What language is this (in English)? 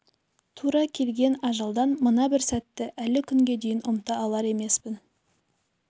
Kazakh